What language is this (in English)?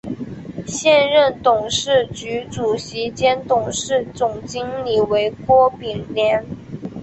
Chinese